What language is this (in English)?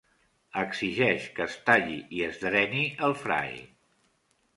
Catalan